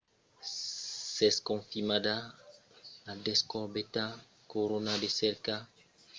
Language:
Occitan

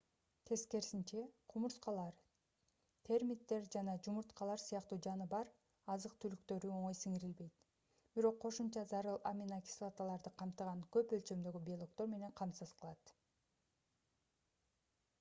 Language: Kyrgyz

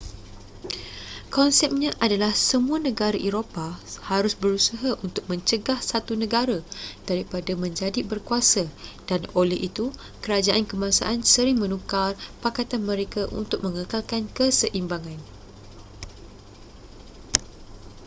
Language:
Malay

